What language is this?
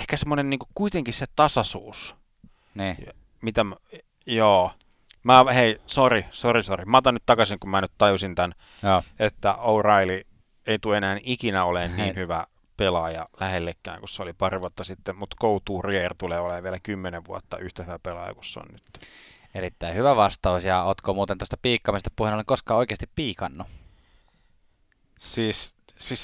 Finnish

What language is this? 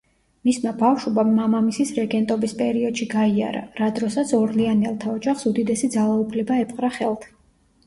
Georgian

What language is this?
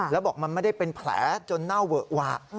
Thai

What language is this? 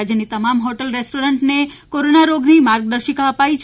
Gujarati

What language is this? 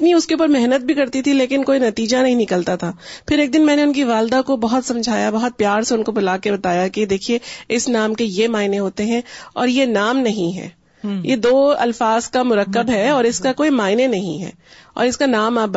Urdu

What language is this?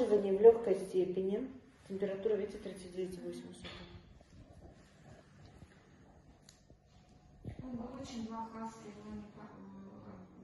Russian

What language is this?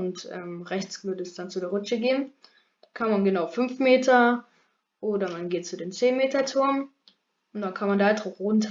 German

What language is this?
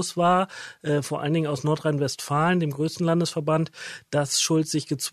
German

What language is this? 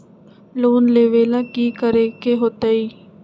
Magahi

